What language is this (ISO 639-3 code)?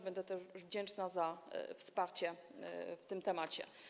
pol